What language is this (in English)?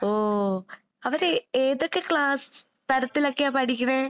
Malayalam